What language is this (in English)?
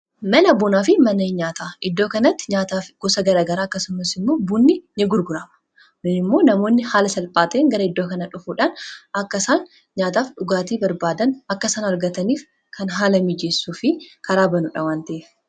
Oromo